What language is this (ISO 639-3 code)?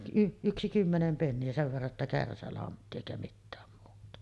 fin